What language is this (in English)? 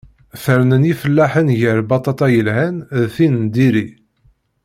Kabyle